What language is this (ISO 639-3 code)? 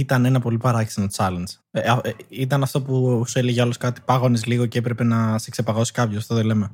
ell